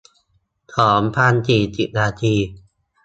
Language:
Thai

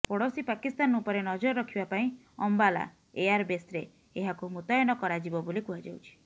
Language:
Odia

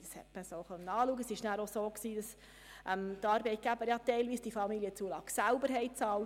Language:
Swiss German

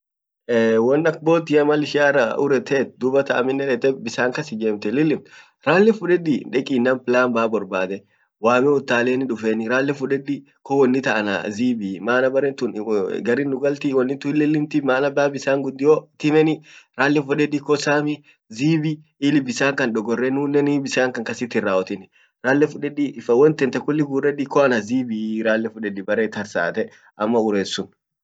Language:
Orma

